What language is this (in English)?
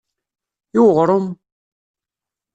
Kabyle